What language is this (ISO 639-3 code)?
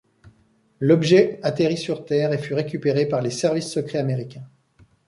fra